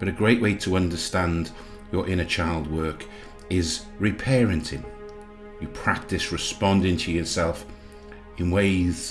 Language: English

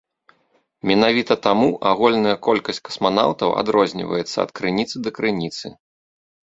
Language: Belarusian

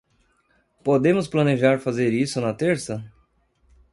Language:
Portuguese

